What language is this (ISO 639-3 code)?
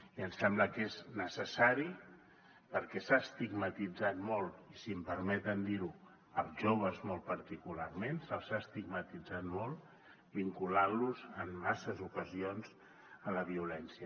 cat